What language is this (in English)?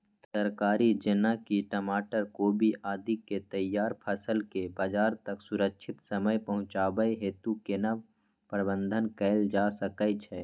Maithili